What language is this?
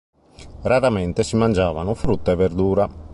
Italian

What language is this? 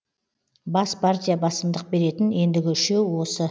Kazakh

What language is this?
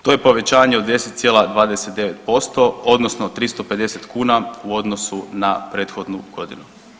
Croatian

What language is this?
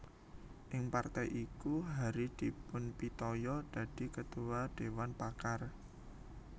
Javanese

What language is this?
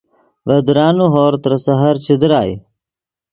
Yidgha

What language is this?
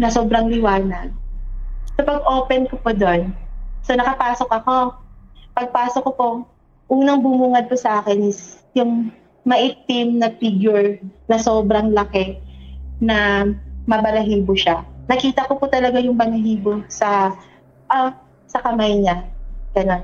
Filipino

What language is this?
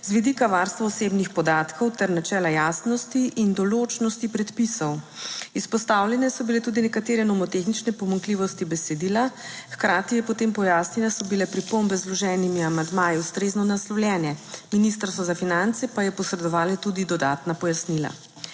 Slovenian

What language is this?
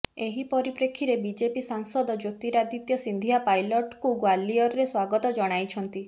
Odia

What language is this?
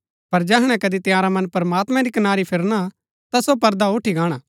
Gaddi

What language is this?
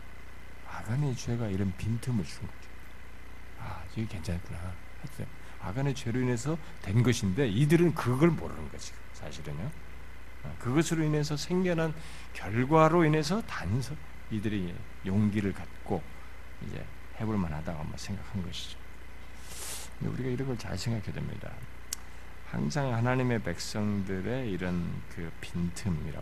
Korean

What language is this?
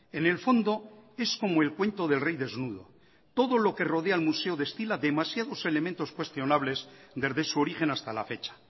Spanish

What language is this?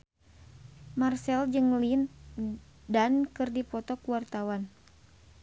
Sundanese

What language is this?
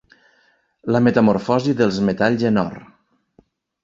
Catalan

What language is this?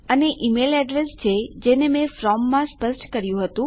Gujarati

